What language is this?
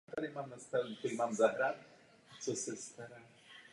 Czech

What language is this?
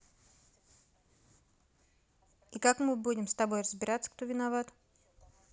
Russian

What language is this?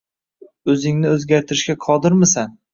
Uzbek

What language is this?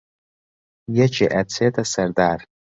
Central Kurdish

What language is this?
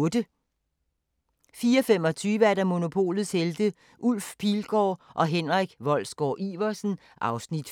Danish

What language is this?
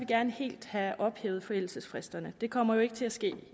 Danish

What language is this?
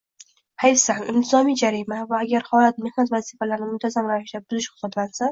Uzbek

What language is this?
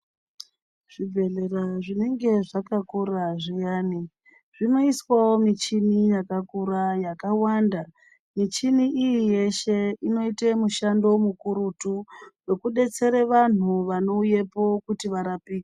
Ndau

